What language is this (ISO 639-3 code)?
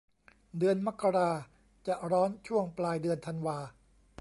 tha